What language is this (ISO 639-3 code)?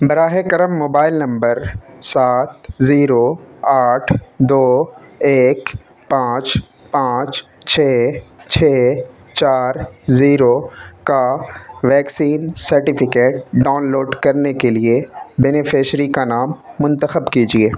urd